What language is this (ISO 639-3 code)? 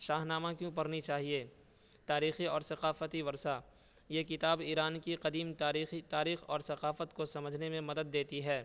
urd